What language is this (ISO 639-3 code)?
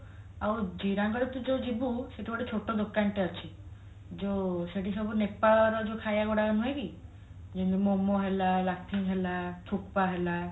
ori